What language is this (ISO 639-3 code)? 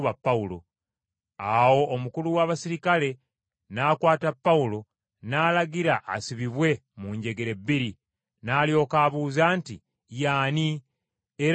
lug